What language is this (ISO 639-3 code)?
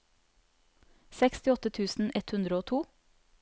nor